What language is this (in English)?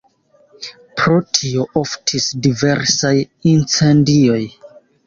Esperanto